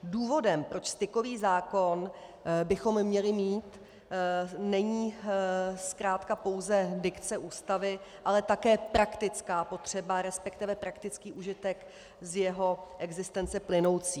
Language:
Czech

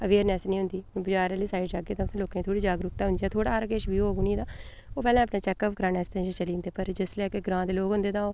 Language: Dogri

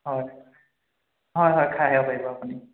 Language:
Assamese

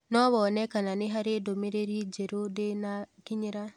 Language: Kikuyu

